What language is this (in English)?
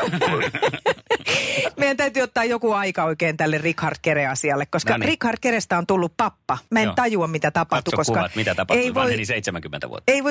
Finnish